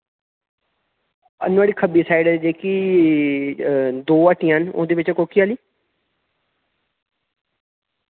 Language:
Dogri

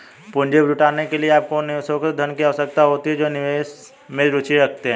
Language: Hindi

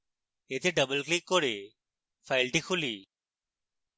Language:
Bangla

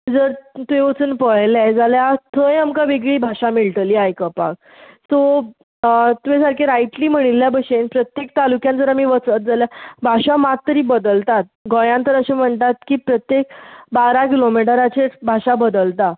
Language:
Konkani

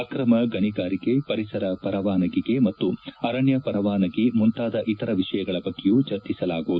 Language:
Kannada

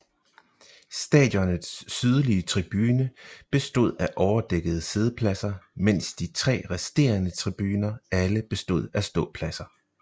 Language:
Danish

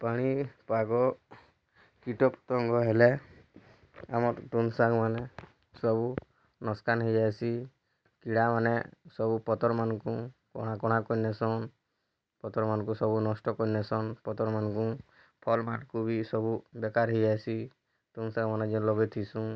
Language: Odia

